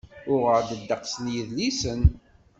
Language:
Kabyle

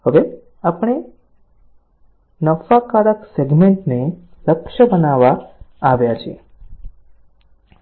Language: Gujarati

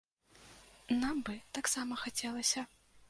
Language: Belarusian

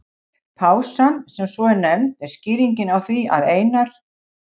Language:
Icelandic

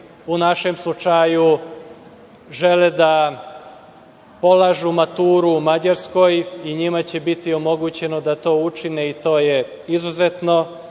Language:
Serbian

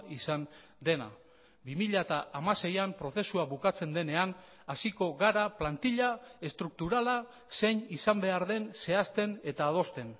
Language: Basque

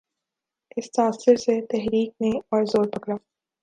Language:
Urdu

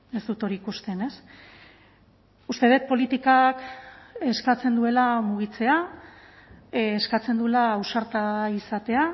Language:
Basque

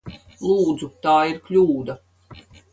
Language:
Latvian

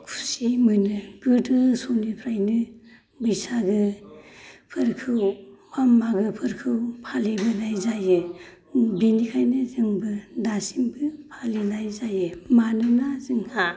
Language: Bodo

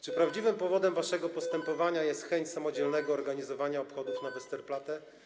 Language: Polish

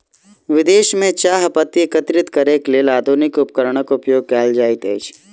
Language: Maithili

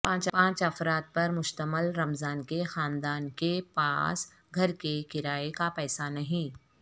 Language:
Urdu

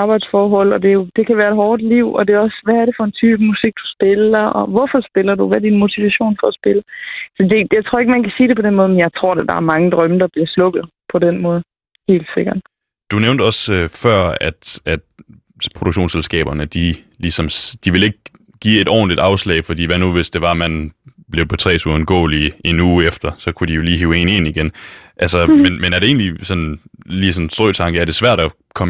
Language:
Danish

